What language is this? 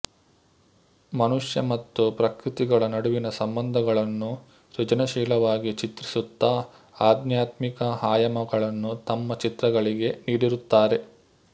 Kannada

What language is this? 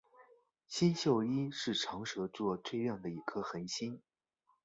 Chinese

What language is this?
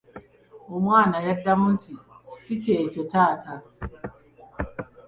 Ganda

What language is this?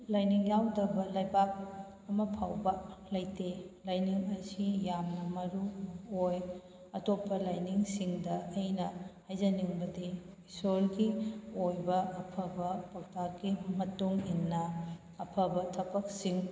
Manipuri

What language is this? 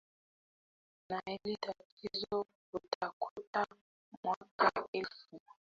Swahili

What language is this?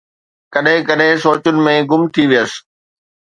Sindhi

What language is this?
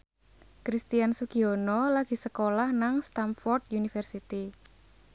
Javanese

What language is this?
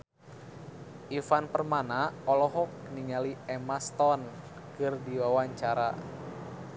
Sundanese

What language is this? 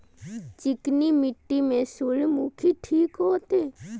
Maithili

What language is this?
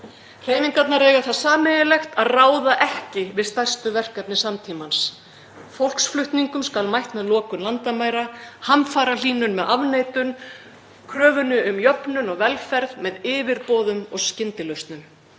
Icelandic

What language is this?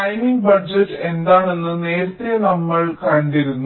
Malayalam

